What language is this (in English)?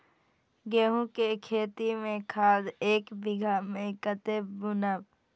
Maithili